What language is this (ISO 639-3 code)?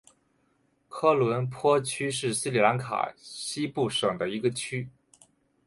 zho